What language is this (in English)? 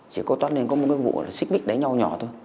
Vietnamese